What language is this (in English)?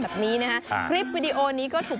Thai